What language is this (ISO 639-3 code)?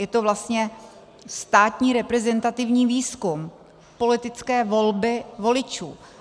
ces